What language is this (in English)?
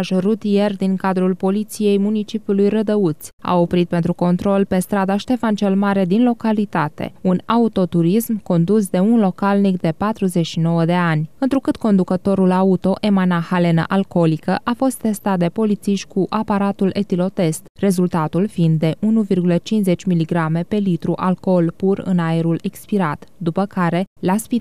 Romanian